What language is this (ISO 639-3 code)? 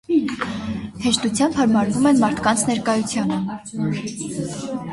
hye